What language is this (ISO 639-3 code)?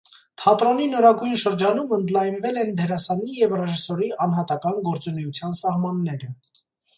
hye